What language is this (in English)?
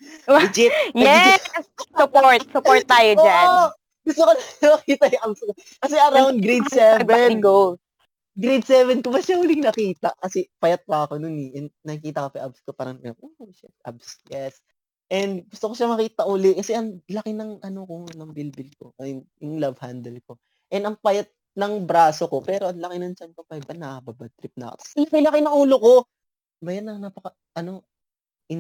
Filipino